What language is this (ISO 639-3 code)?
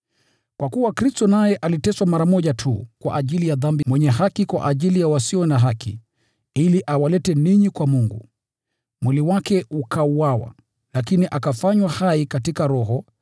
swa